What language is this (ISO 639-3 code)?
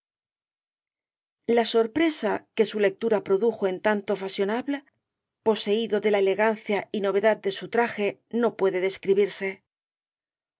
spa